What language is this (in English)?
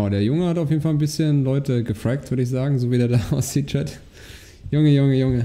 German